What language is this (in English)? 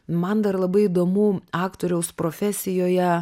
Lithuanian